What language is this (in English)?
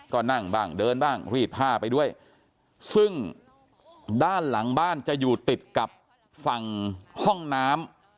Thai